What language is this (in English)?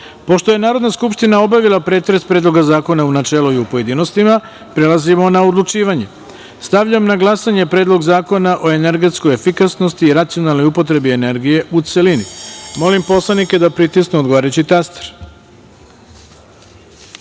Serbian